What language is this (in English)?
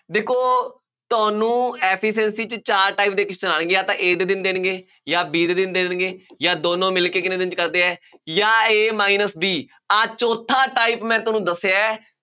Punjabi